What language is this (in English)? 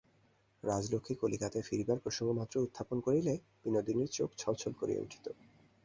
Bangla